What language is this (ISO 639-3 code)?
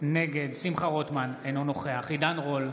heb